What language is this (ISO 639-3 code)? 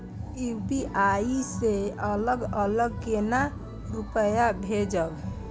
mai